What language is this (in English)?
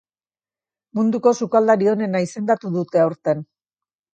Basque